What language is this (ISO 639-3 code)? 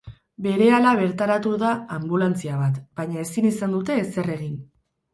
eus